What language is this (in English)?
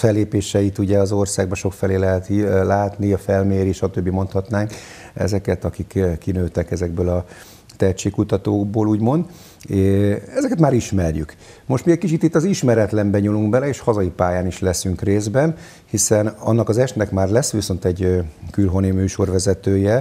Hungarian